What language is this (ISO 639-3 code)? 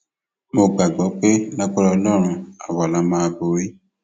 yor